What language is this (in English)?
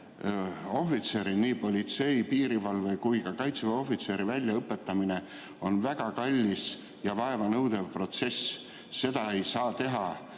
Estonian